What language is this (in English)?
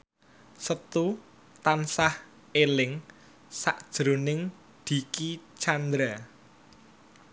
Javanese